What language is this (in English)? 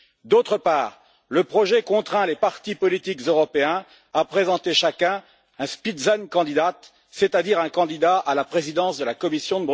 French